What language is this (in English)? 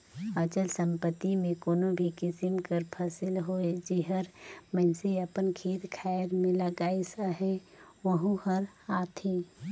Chhattisgarhi